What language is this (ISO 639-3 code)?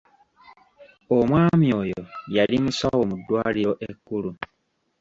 lug